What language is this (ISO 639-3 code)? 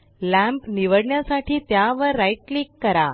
mar